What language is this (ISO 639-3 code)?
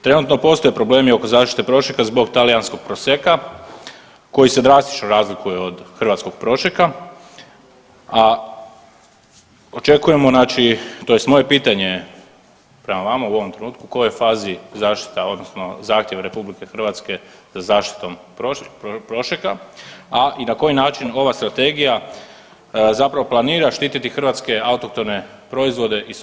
hrv